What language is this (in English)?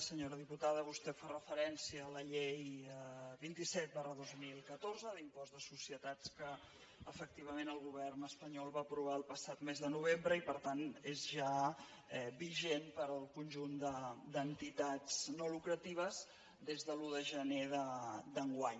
Catalan